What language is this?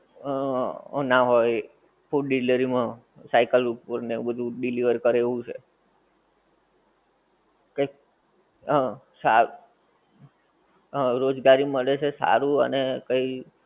Gujarati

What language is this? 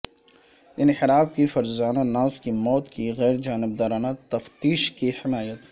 Urdu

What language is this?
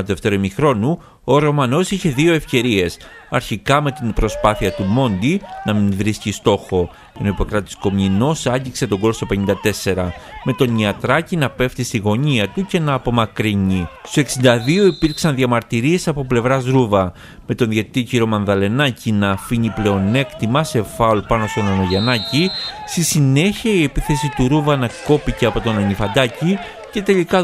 Greek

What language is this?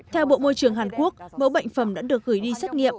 Vietnamese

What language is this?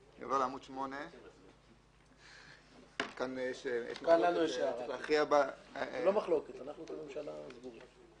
Hebrew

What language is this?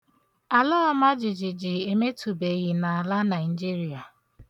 Igbo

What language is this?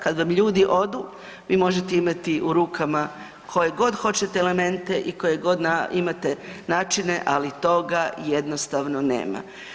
Croatian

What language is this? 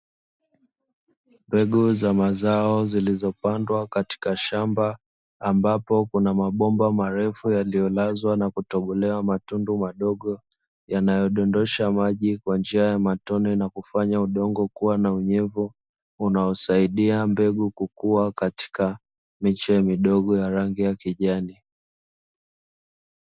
Swahili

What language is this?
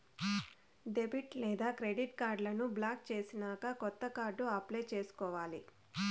Telugu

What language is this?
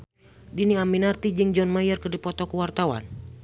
Sundanese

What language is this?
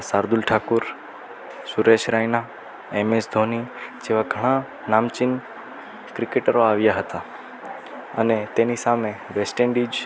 Gujarati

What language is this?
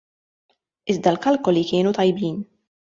Maltese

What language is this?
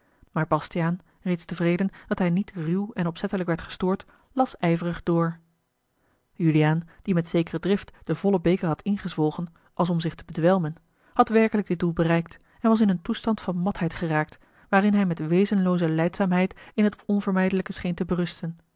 Dutch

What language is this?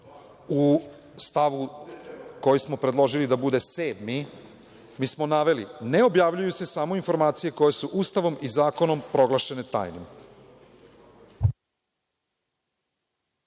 Serbian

